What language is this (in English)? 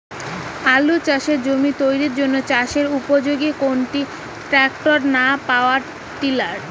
Bangla